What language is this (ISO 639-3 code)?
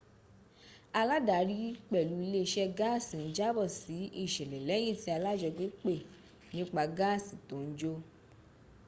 yor